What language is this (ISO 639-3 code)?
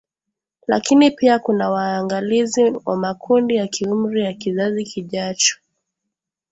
swa